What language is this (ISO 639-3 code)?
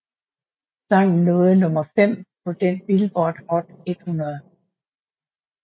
dan